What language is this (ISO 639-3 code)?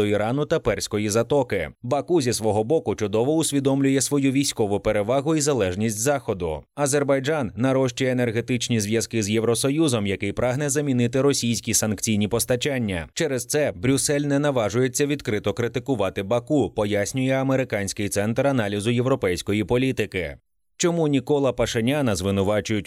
ukr